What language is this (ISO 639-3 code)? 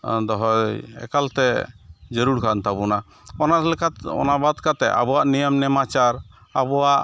sat